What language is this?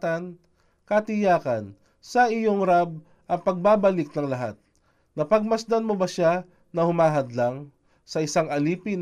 Filipino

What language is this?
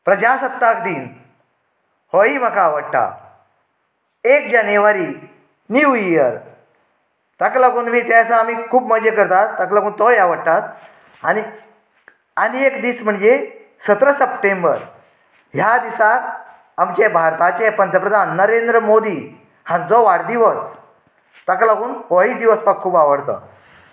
Konkani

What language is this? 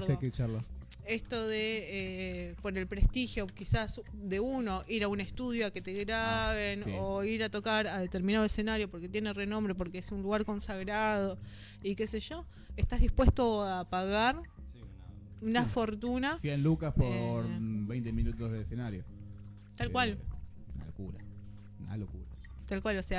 Spanish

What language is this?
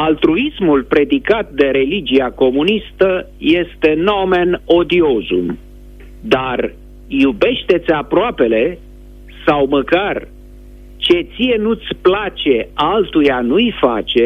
Romanian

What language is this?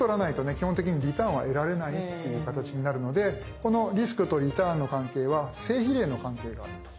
Japanese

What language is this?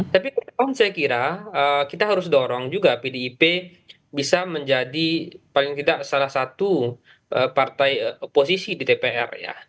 Indonesian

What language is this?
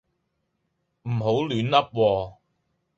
Cantonese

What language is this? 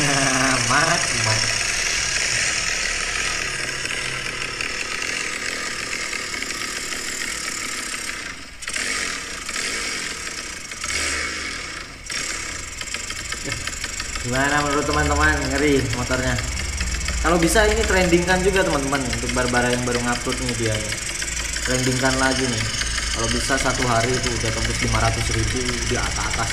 Indonesian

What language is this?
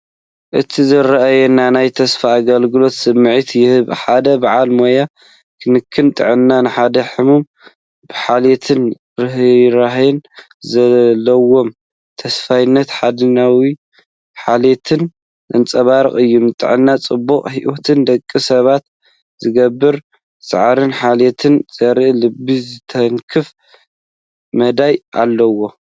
Tigrinya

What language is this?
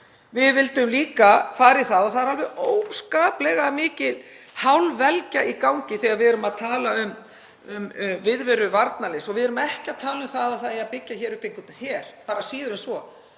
Icelandic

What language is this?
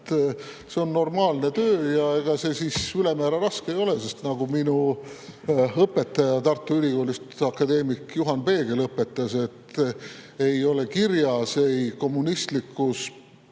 Estonian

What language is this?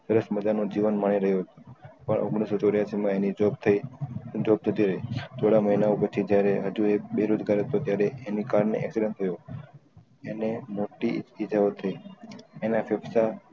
Gujarati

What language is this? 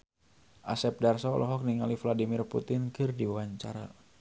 Sundanese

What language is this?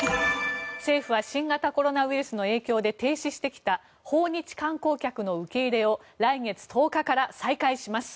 Japanese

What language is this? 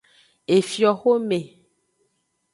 Aja (Benin)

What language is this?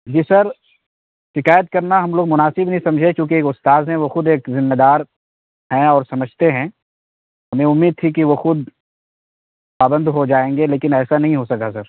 Urdu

